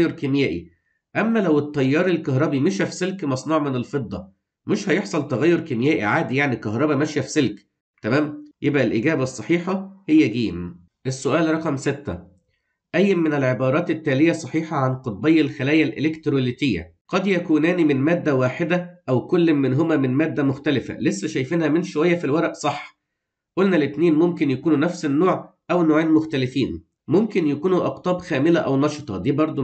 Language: Arabic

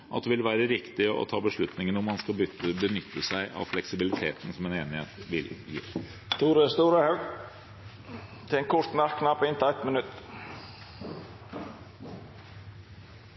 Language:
Norwegian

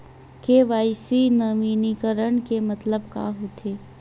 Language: Chhattisgarhi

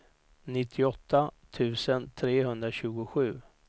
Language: Swedish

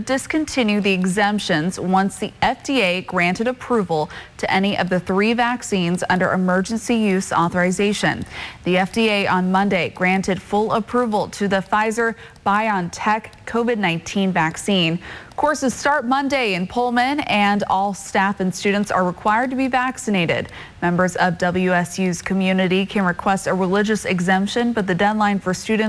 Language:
English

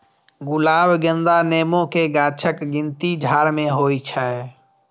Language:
Maithili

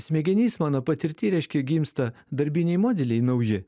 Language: Lithuanian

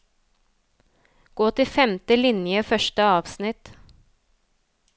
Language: Norwegian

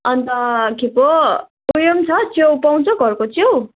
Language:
Nepali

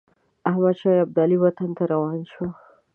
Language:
Pashto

